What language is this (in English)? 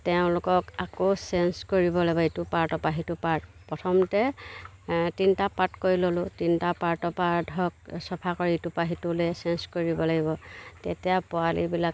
Assamese